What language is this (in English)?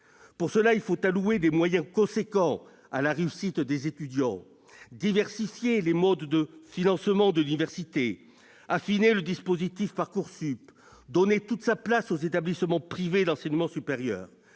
French